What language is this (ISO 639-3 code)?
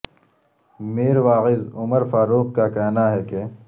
urd